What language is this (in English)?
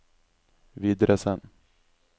Norwegian